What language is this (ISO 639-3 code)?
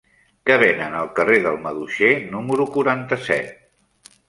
cat